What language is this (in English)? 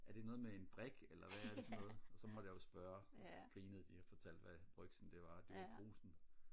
Danish